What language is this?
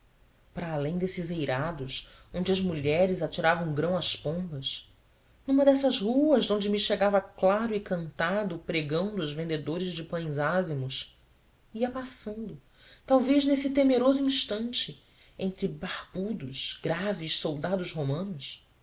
Portuguese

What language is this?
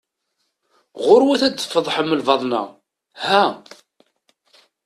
Kabyle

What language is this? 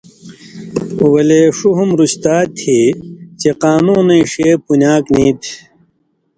Indus Kohistani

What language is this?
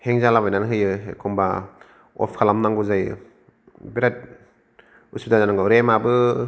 Bodo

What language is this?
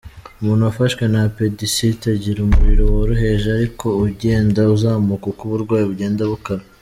Kinyarwanda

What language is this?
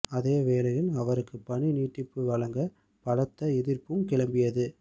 Tamil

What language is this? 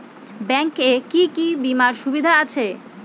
Bangla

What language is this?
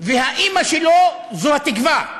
Hebrew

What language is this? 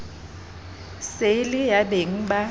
Southern Sotho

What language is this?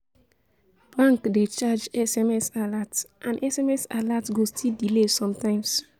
Nigerian Pidgin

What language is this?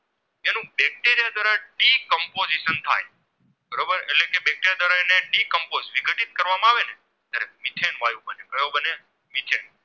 Gujarati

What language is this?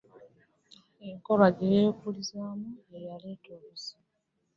Ganda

